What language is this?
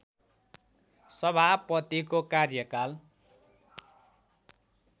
Nepali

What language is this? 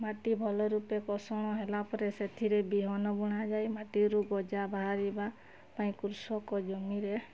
Odia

